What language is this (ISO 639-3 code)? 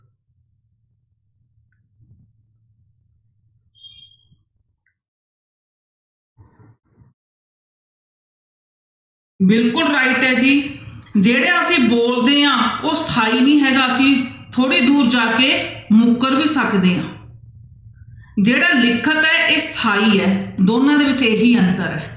pan